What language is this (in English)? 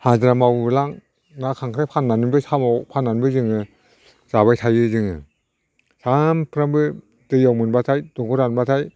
Bodo